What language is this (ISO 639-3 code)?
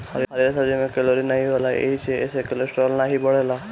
bho